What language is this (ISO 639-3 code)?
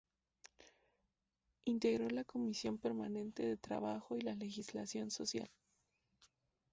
spa